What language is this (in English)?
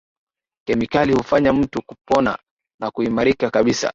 Swahili